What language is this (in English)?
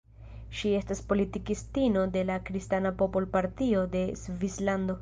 Esperanto